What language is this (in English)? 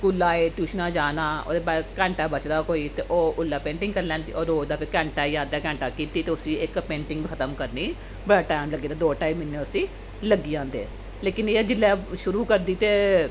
Dogri